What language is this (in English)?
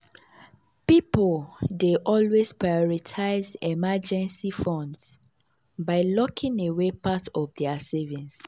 Nigerian Pidgin